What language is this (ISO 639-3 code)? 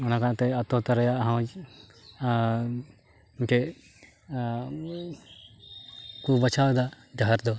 sat